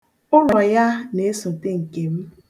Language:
Igbo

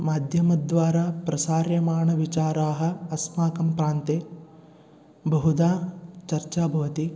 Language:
Sanskrit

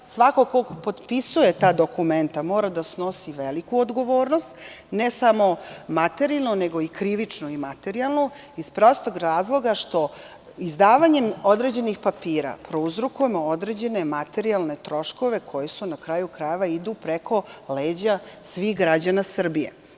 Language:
Serbian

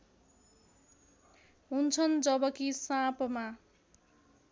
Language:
Nepali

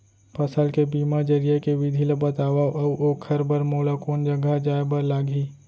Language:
Chhattisgarhi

